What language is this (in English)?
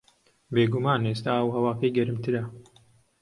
Central Kurdish